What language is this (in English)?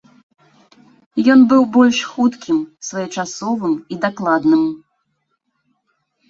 Belarusian